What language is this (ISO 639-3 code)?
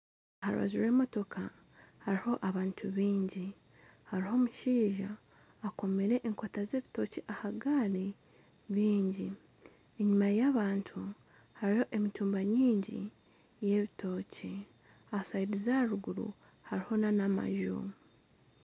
nyn